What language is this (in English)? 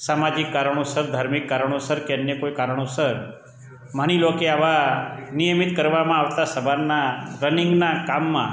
Gujarati